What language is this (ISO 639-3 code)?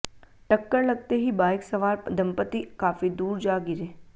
hin